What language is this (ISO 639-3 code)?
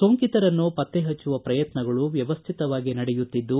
kan